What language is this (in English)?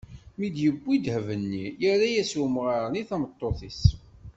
Kabyle